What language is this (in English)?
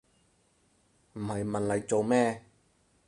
Cantonese